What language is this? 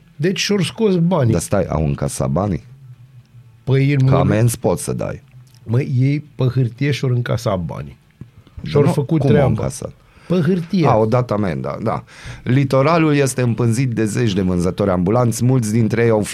Romanian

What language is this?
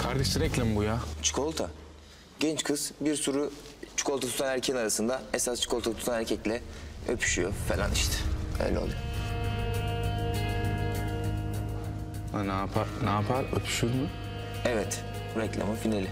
Turkish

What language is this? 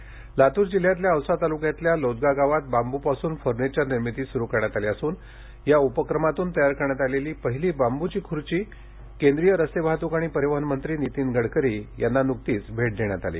Marathi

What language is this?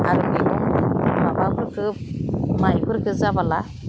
Bodo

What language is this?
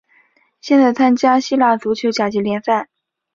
Chinese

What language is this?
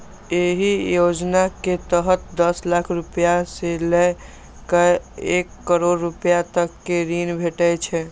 Maithili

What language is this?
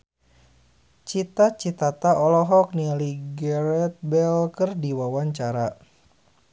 Sundanese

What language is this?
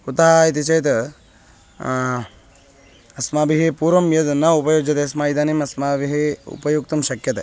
Sanskrit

